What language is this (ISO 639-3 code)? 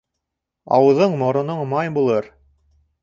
bak